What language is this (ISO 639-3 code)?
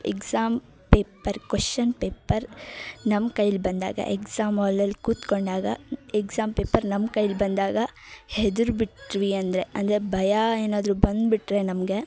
kan